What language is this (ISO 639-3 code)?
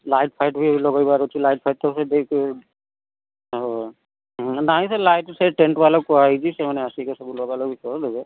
ori